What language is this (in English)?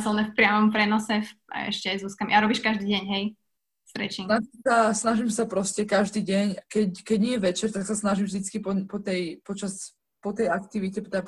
Slovak